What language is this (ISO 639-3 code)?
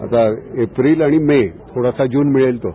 mar